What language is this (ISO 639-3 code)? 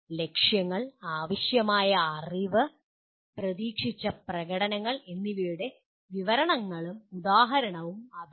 mal